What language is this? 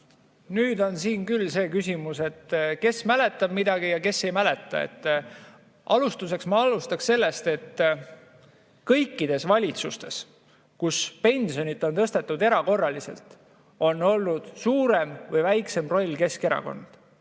Estonian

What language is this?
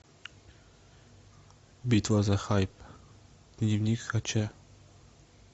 Russian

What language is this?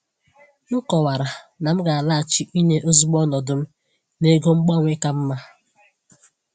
Igbo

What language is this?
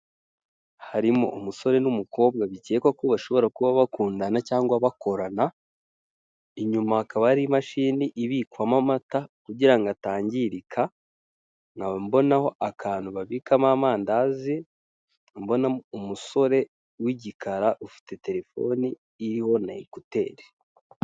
Kinyarwanda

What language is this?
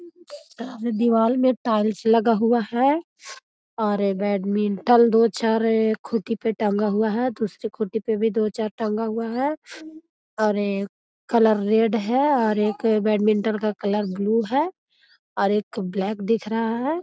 Magahi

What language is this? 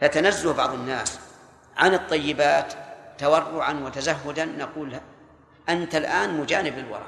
Arabic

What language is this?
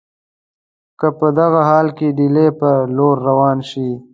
Pashto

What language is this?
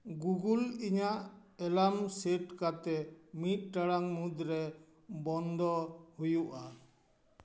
Santali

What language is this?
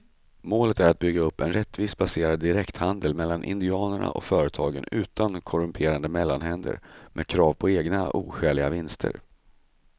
Swedish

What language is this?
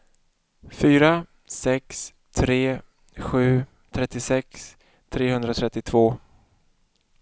Swedish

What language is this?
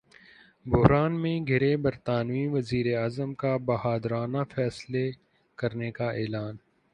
Urdu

